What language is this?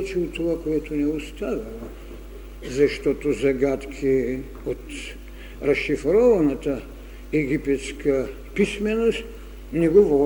Bulgarian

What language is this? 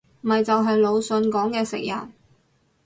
Cantonese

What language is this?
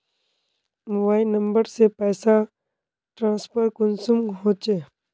Magahi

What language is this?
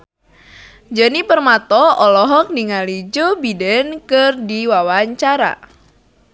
Sundanese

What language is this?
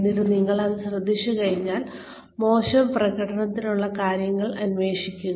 Malayalam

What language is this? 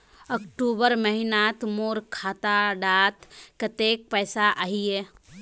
Magahi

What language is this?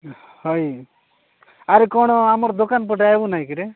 Odia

